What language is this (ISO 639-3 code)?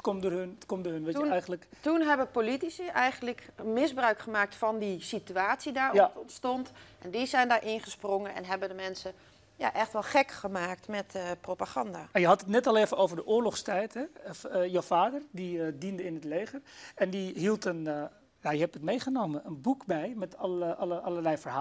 nld